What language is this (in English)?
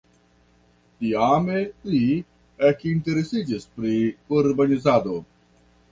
Esperanto